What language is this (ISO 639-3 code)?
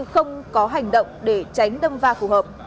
vie